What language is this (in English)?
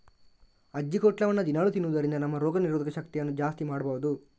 Kannada